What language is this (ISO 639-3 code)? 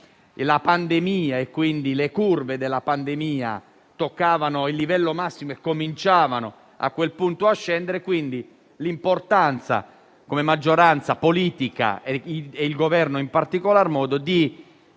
ita